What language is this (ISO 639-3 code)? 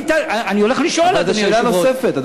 heb